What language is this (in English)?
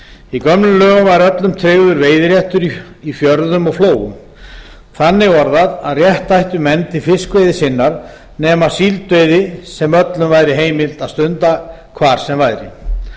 Icelandic